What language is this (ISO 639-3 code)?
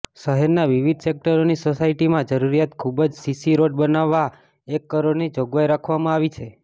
guj